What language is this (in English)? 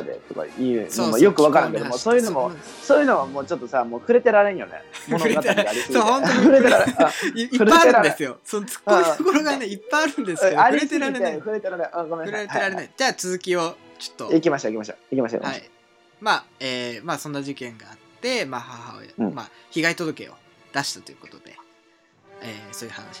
Japanese